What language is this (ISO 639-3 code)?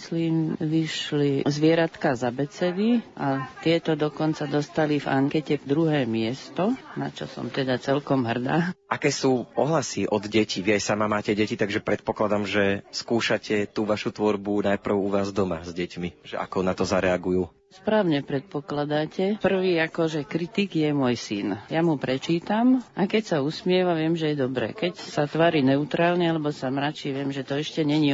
slk